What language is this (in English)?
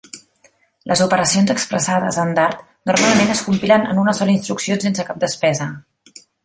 Catalan